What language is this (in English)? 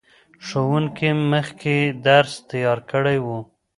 Pashto